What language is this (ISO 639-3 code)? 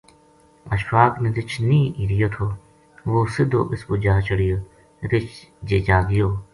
gju